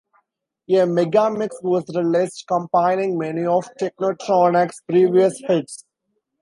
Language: English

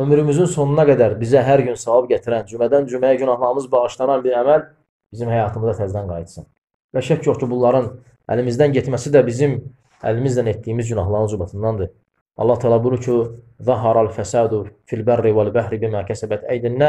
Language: Turkish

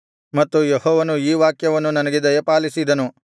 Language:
Kannada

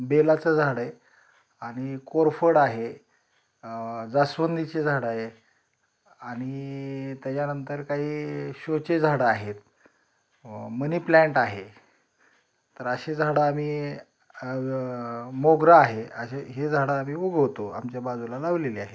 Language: Marathi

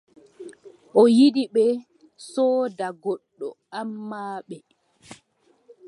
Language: Adamawa Fulfulde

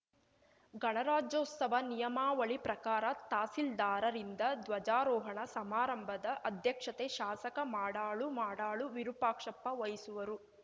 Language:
Kannada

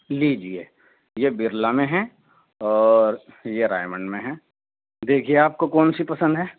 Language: Urdu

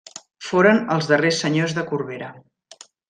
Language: Catalan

